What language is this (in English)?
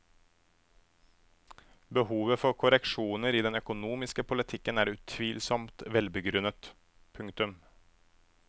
Norwegian